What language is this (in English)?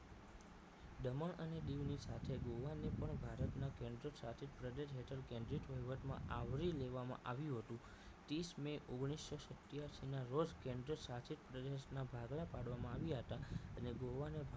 Gujarati